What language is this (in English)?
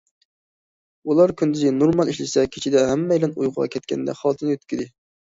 Uyghur